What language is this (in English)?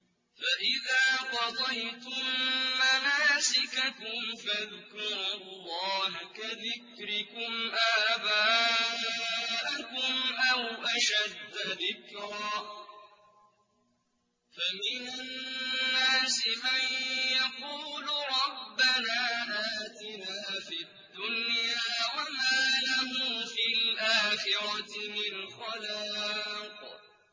Arabic